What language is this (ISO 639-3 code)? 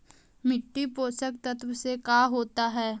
mag